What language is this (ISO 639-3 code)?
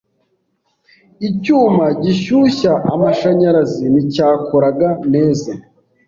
kin